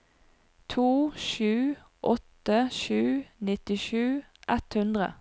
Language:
Norwegian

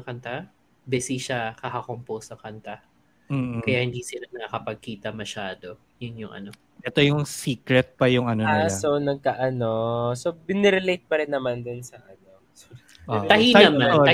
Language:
Filipino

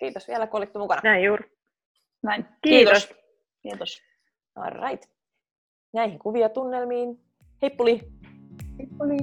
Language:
Finnish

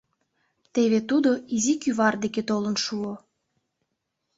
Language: Mari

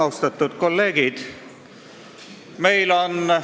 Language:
Estonian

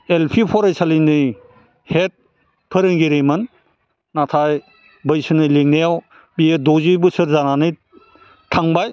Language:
Bodo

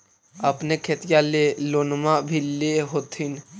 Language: Magahi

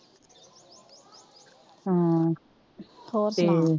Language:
Punjabi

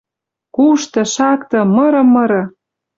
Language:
Western Mari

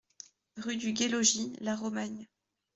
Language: French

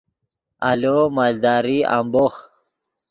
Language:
Yidgha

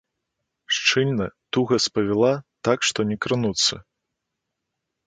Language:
Belarusian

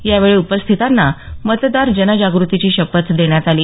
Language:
Marathi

